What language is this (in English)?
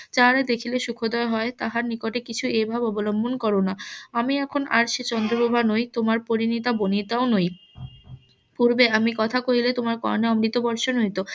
Bangla